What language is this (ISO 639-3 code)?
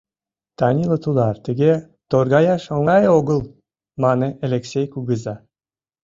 chm